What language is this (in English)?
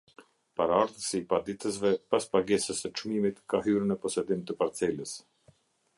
Albanian